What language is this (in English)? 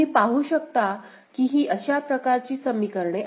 Marathi